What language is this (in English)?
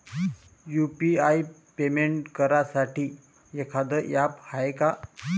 Marathi